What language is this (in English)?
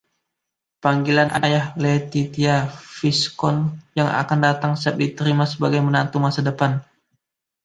Indonesian